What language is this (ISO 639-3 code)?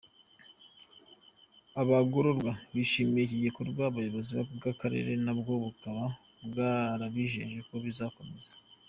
kin